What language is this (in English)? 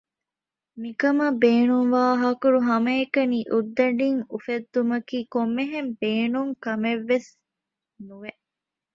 Divehi